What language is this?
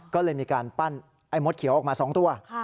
Thai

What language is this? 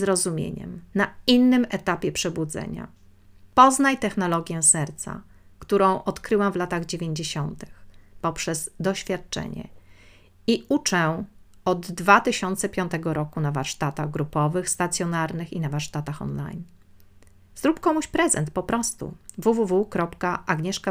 Polish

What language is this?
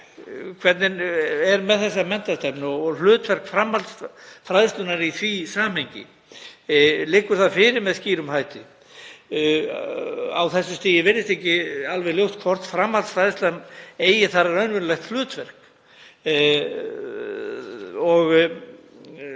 Icelandic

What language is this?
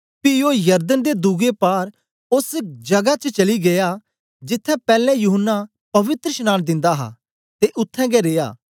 Dogri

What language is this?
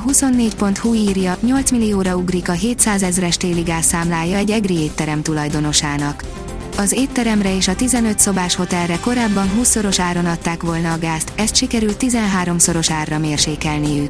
Hungarian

